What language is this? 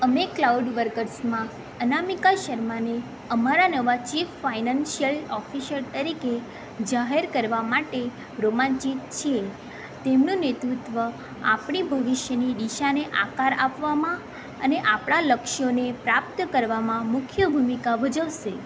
Gujarati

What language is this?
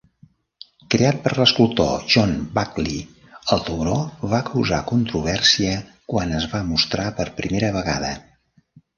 Catalan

